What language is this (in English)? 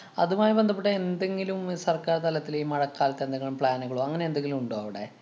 Malayalam